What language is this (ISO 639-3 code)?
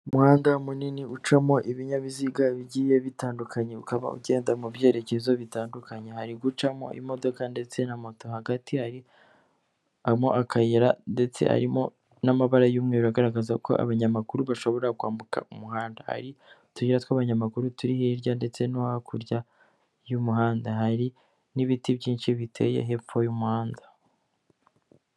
kin